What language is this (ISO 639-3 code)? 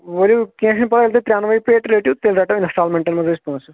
kas